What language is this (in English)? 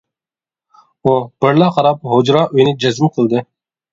Uyghur